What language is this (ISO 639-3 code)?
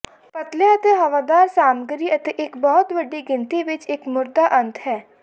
pan